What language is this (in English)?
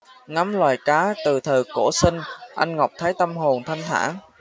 Vietnamese